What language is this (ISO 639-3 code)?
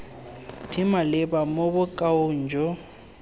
tsn